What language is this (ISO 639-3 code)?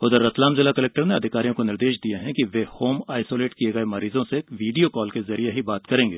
hin